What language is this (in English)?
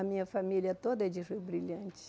Portuguese